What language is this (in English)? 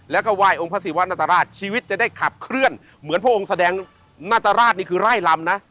Thai